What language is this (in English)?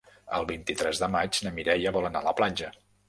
Catalan